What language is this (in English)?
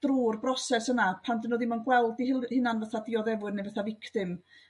Welsh